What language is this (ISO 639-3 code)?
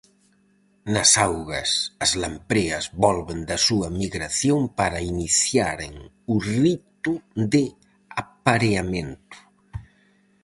glg